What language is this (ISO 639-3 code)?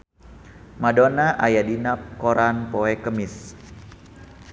sun